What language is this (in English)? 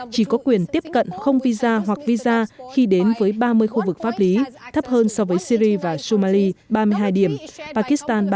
Vietnamese